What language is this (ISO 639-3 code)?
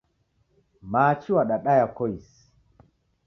dav